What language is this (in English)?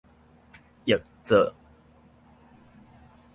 Min Nan Chinese